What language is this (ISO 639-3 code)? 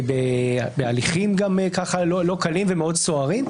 heb